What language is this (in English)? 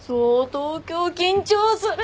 Japanese